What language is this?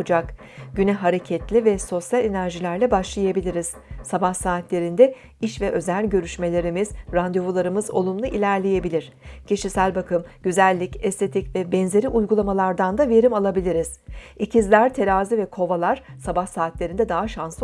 Turkish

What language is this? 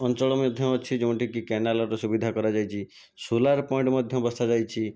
Odia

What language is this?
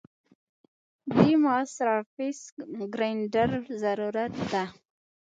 Pashto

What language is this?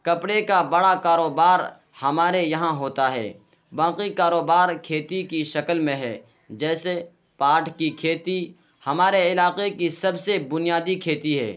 Urdu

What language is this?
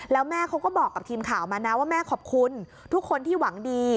Thai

